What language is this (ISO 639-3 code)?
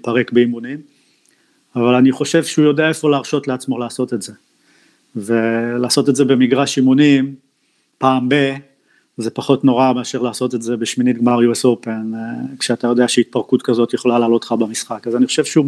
heb